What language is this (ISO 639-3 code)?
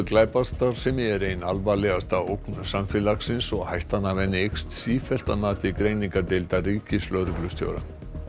isl